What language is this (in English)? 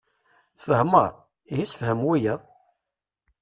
Kabyle